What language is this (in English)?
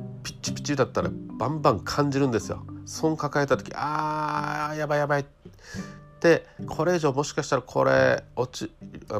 Japanese